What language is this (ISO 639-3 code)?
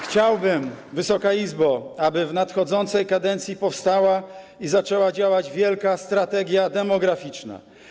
pol